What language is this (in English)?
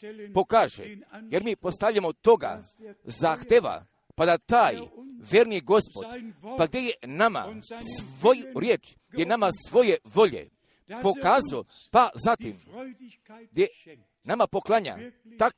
Croatian